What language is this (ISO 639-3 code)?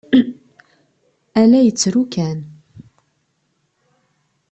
kab